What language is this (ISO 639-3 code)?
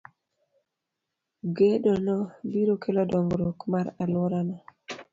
luo